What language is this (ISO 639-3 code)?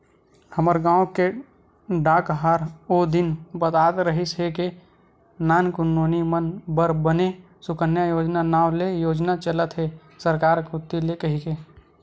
hne